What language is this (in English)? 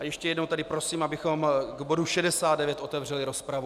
Czech